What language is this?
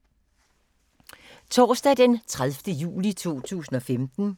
Danish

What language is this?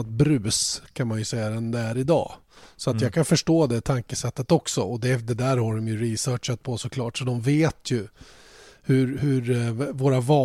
Swedish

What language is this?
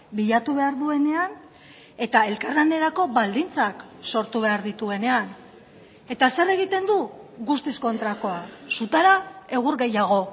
Basque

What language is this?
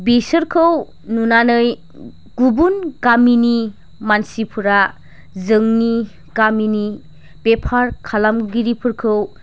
Bodo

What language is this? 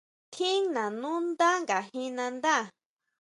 Huautla Mazatec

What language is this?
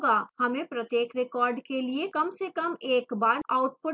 Hindi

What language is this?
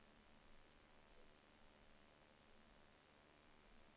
Swedish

